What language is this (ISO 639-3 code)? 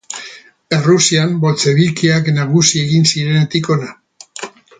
eus